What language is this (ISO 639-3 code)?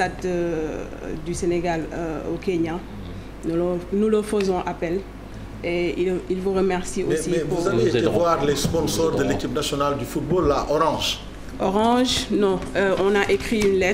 fra